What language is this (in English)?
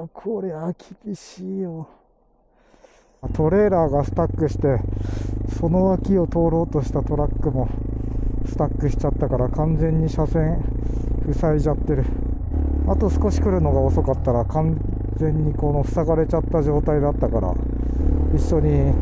Japanese